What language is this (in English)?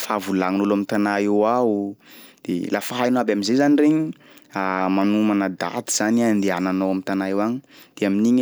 Sakalava Malagasy